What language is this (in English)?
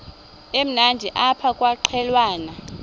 Xhosa